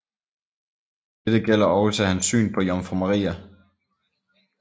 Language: Danish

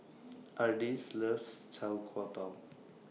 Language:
English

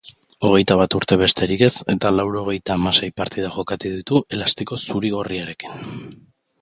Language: Basque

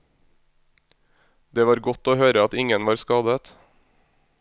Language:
Norwegian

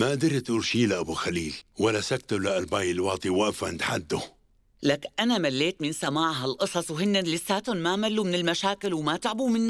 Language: Arabic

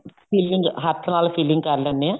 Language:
Punjabi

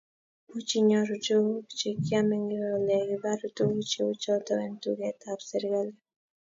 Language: Kalenjin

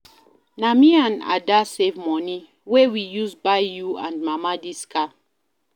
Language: Nigerian Pidgin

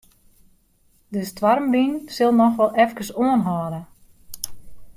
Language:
Western Frisian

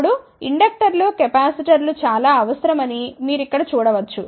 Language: Telugu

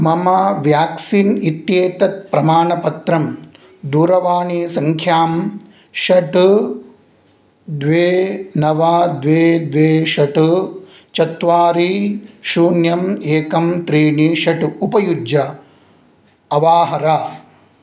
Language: Sanskrit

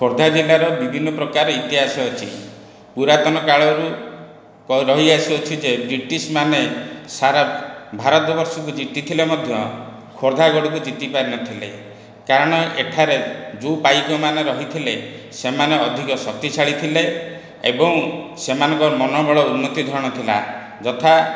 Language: Odia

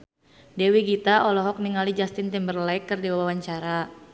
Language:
Sundanese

